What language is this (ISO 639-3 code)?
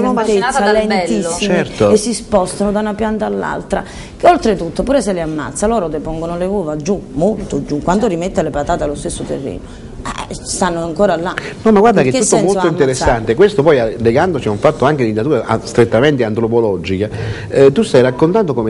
ita